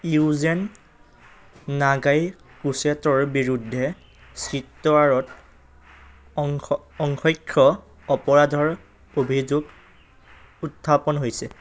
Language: Assamese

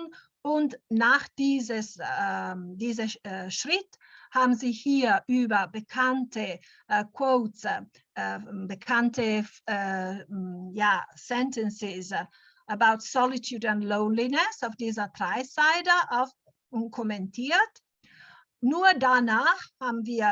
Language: German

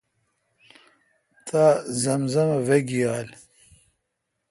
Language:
Kalkoti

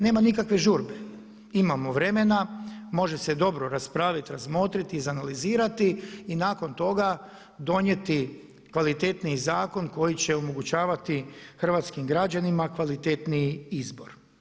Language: Croatian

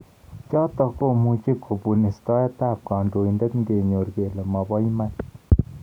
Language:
Kalenjin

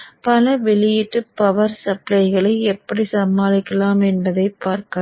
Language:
Tamil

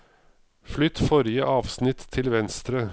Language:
Norwegian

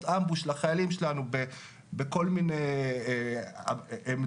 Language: Hebrew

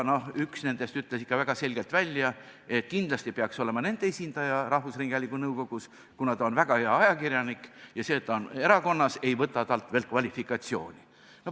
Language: Estonian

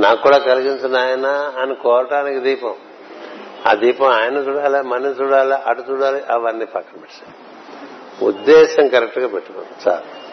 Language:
Telugu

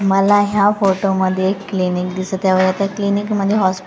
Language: Marathi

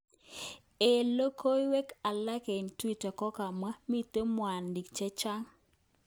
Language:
Kalenjin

